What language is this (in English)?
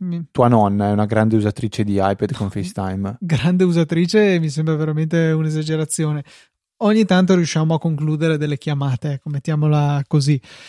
Italian